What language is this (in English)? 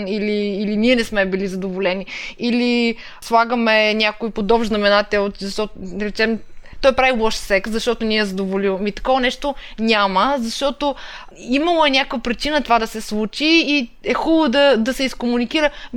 Bulgarian